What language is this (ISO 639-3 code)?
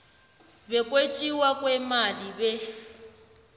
nbl